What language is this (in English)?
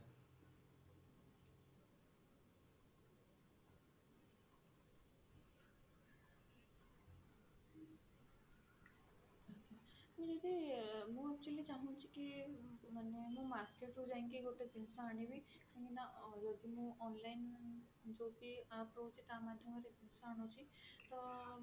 Odia